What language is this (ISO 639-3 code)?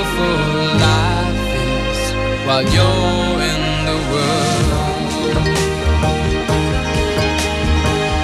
ita